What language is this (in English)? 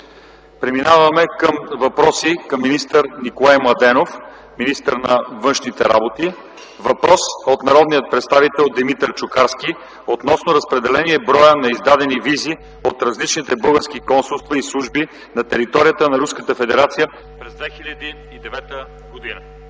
Bulgarian